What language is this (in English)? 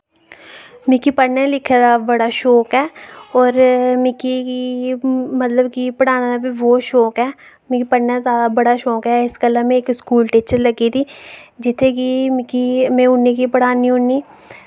Dogri